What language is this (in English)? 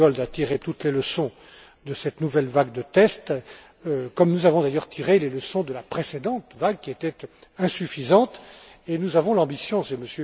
French